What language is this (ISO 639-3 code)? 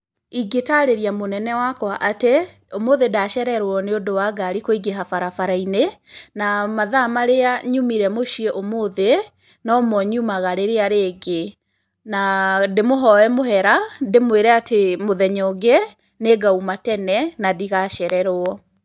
kik